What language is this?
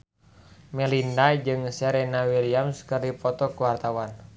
Sundanese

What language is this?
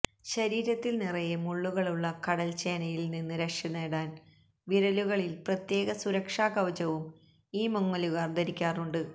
Malayalam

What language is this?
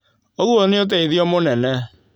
Kikuyu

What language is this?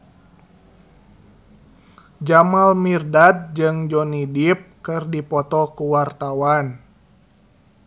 Sundanese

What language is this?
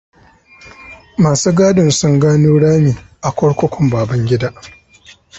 Hausa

